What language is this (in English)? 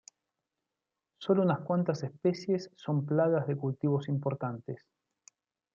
Spanish